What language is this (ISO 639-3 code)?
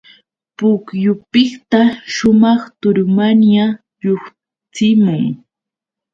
qux